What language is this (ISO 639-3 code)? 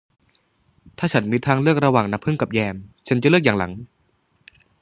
tha